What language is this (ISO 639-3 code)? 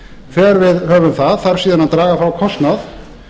isl